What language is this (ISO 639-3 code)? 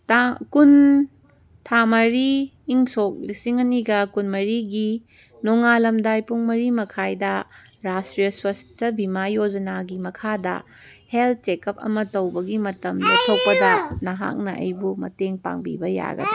mni